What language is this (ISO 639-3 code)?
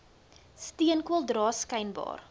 afr